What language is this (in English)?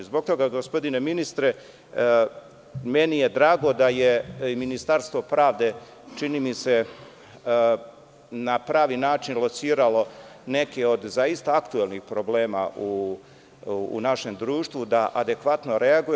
Serbian